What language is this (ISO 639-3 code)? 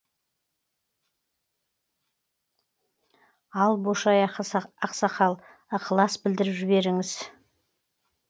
kaz